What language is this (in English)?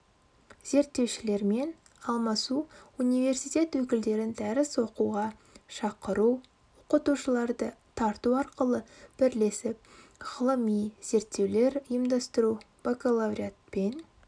Kazakh